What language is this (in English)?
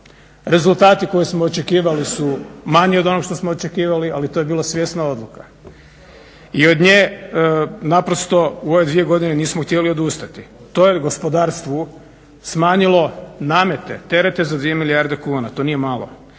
Croatian